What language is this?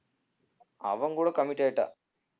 Tamil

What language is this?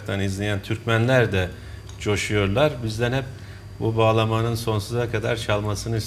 Turkish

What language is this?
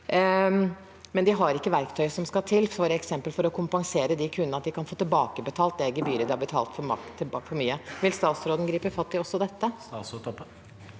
Norwegian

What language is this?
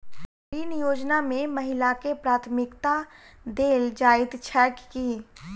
Maithili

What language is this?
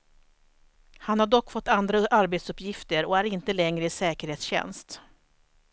Swedish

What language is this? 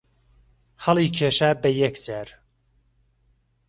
Central Kurdish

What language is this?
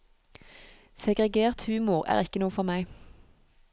Norwegian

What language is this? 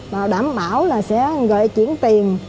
Vietnamese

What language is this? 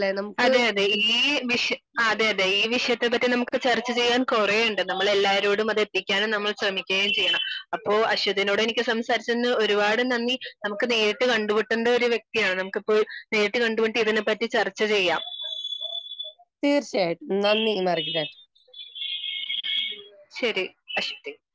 Malayalam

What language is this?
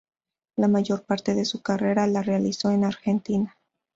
Spanish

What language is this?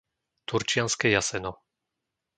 Slovak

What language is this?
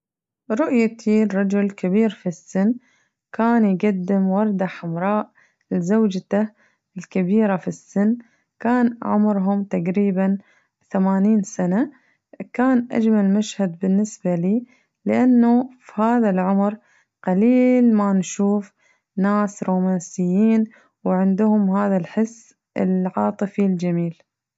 Najdi Arabic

